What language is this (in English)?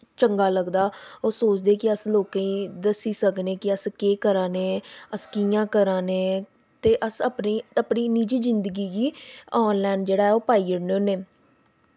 Dogri